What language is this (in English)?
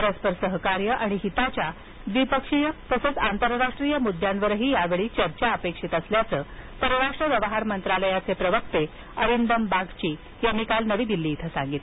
Marathi